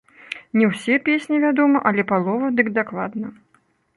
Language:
Belarusian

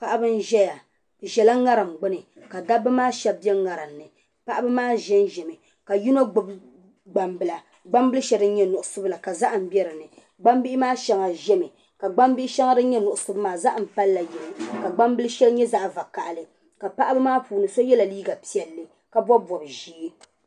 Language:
Dagbani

